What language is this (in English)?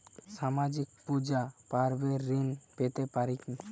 Bangla